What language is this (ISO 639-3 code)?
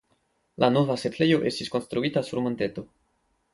epo